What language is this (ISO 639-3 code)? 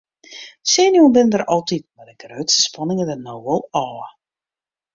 fry